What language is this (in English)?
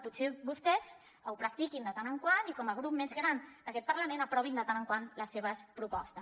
Catalan